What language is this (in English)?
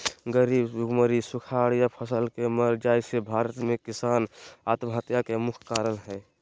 Magahi